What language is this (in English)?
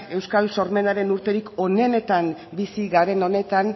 Basque